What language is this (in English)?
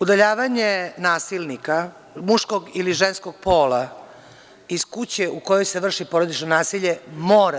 Serbian